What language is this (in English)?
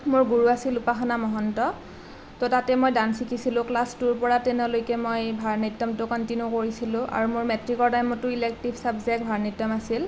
Assamese